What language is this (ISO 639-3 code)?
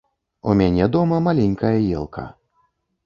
bel